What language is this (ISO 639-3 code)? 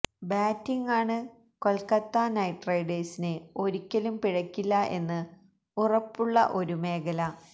mal